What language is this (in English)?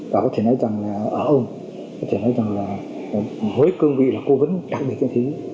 Vietnamese